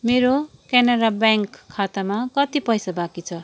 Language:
Nepali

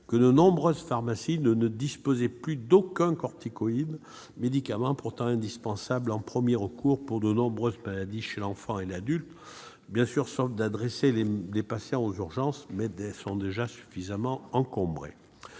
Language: French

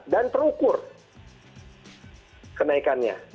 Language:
Indonesian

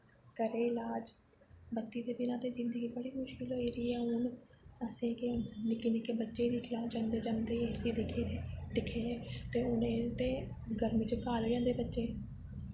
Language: Dogri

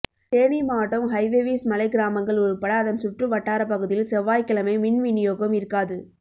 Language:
Tamil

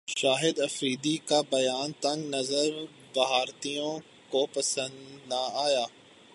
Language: Urdu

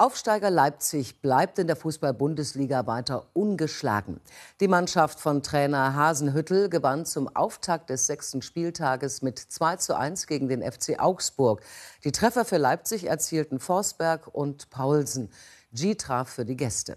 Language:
German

